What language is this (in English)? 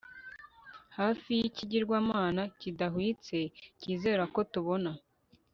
Kinyarwanda